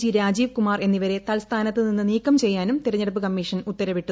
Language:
Malayalam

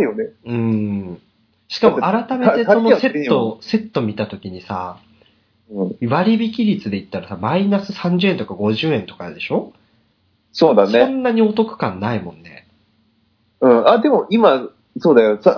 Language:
Japanese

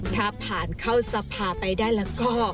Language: Thai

